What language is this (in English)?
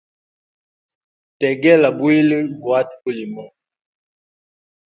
Hemba